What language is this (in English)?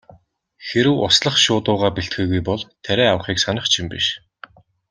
Mongolian